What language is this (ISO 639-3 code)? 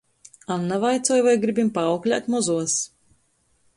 ltg